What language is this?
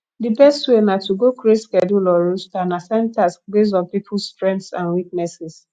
Nigerian Pidgin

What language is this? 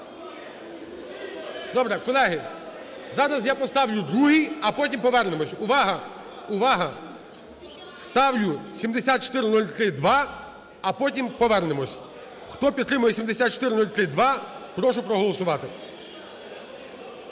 Ukrainian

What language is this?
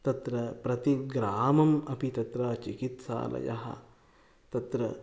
Sanskrit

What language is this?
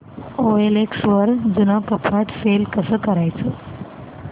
Marathi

